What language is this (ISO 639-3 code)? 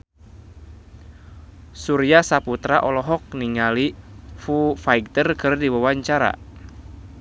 sun